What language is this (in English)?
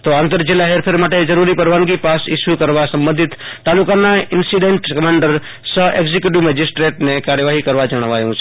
Gujarati